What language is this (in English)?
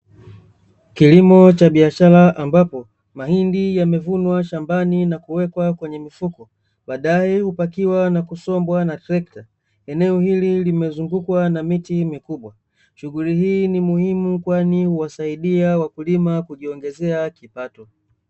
Swahili